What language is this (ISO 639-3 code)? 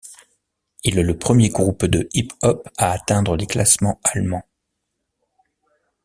fra